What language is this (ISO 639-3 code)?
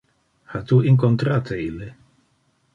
ina